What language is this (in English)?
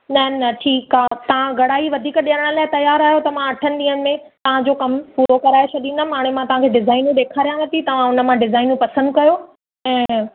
Sindhi